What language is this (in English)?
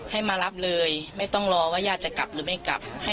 Thai